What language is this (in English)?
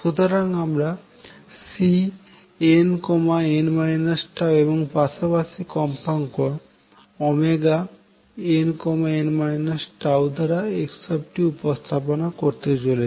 Bangla